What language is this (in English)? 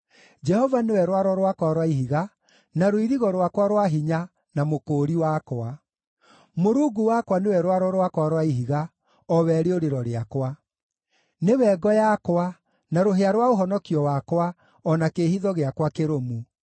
Kikuyu